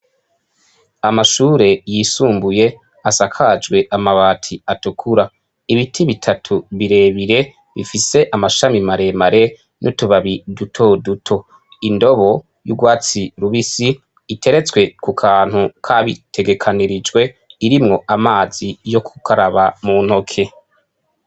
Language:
Rundi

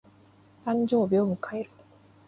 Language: Japanese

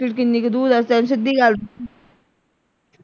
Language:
Punjabi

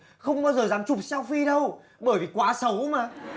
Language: Vietnamese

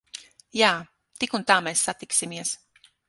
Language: Latvian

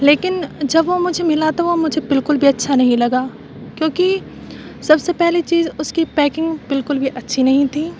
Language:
Urdu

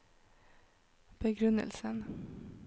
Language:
Norwegian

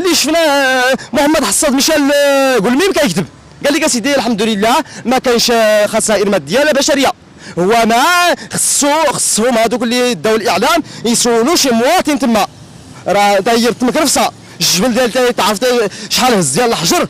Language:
Arabic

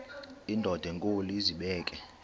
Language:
Xhosa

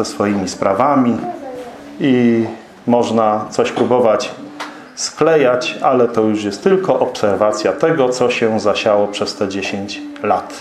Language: Polish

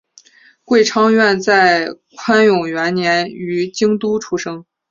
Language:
Chinese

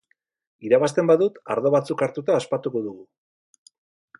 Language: Basque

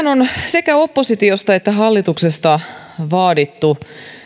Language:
Finnish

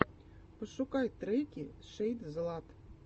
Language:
Russian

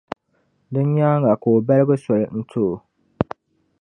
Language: Dagbani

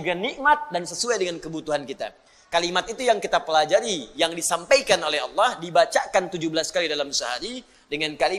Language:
Indonesian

